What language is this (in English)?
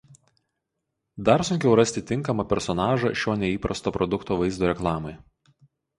Lithuanian